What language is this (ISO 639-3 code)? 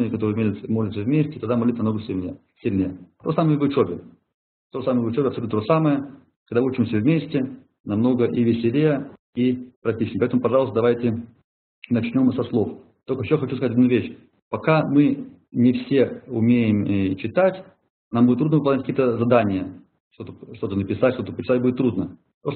rus